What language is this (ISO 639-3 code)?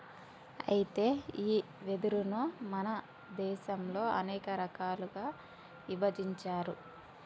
tel